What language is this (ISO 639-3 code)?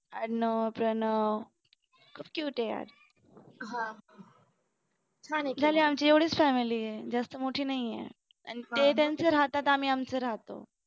mar